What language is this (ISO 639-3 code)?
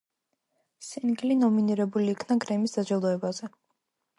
kat